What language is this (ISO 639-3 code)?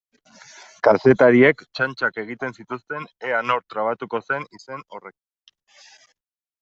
eus